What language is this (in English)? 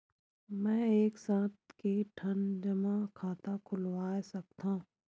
Chhattisgarhi